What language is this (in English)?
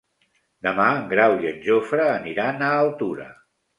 Catalan